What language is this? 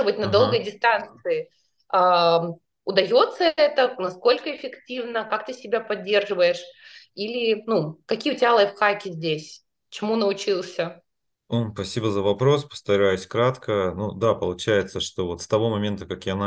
Russian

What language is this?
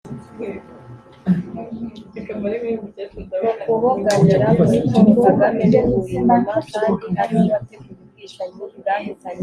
Kinyarwanda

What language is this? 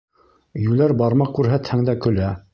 Bashkir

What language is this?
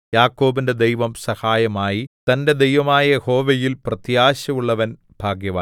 Malayalam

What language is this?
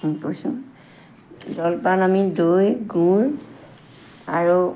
Assamese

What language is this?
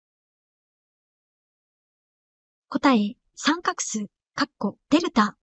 Japanese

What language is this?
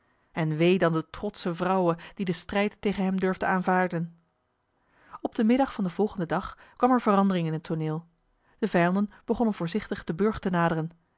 Dutch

